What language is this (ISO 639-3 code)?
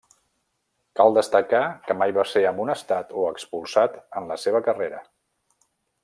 cat